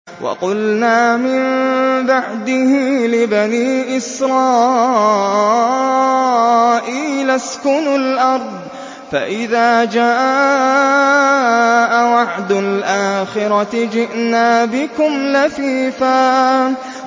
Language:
Arabic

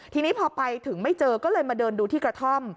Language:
Thai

